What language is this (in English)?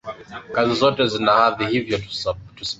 Swahili